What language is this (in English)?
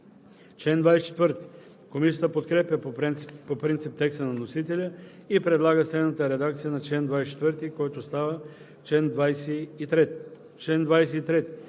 Bulgarian